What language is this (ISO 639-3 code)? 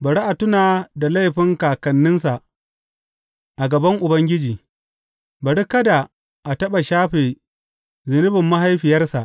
hau